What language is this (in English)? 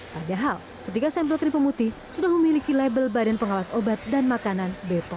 Indonesian